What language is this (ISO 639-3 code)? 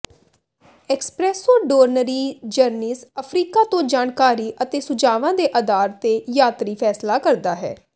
pan